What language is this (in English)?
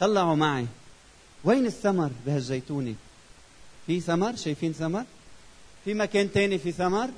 Arabic